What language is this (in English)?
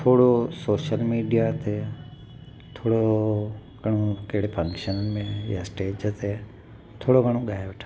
Sindhi